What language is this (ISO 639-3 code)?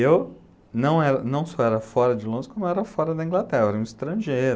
por